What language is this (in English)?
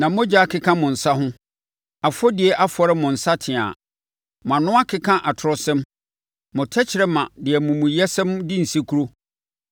Akan